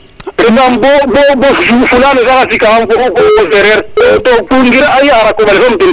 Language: Serer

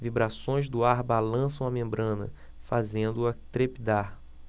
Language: Portuguese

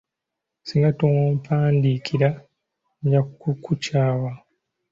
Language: Ganda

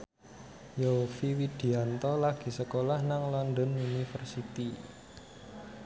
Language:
Javanese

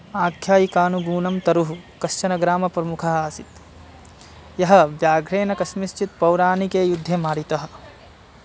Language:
Sanskrit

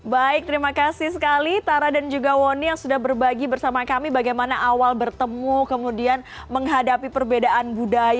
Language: Indonesian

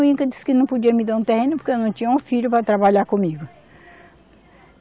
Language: Portuguese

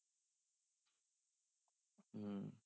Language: Punjabi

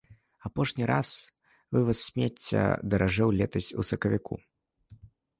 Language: Belarusian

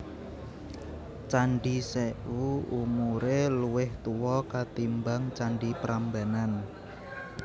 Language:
Javanese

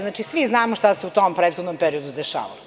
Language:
Serbian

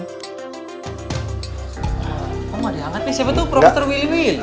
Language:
Indonesian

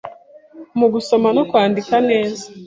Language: Kinyarwanda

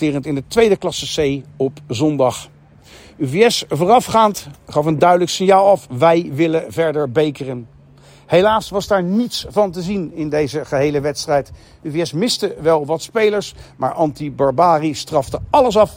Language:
Dutch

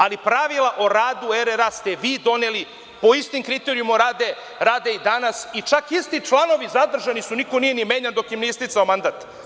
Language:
Serbian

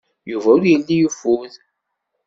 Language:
Kabyle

